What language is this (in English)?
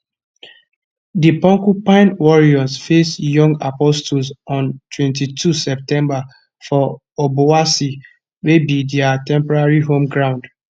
Nigerian Pidgin